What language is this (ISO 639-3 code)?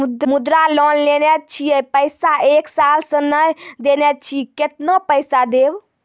mai